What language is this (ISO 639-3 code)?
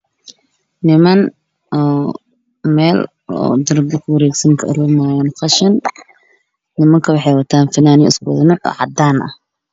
som